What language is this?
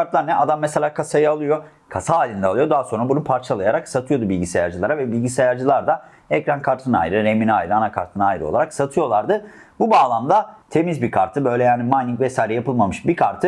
Turkish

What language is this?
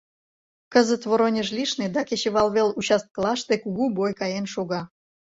Mari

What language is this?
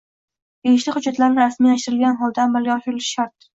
Uzbek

